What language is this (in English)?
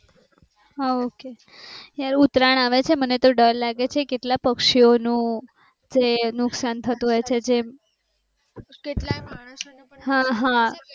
Gujarati